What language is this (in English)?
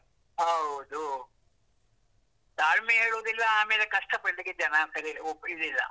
Kannada